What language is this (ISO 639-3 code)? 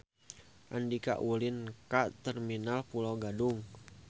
sun